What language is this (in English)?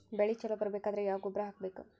Kannada